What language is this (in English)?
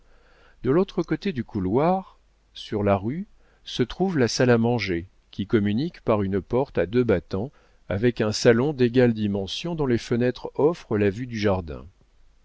French